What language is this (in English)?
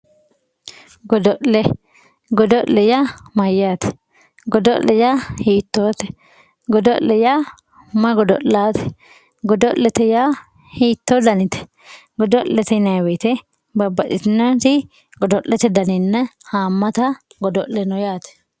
Sidamo